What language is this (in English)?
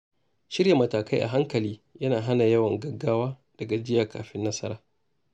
Hausa